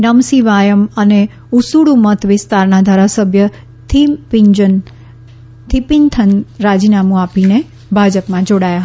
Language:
Gujarati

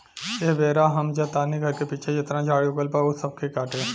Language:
Bhojpuri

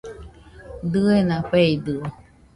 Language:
Nüpode Huitoto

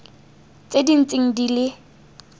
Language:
Tswana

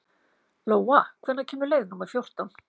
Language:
Icelandic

